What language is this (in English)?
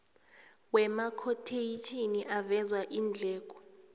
South Ndebele